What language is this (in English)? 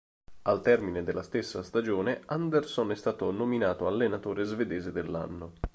Italian